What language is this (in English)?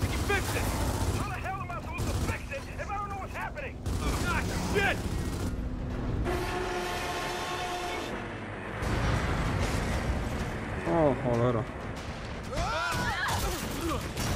Polish